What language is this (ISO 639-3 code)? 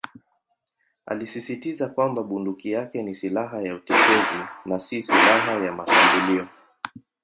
swa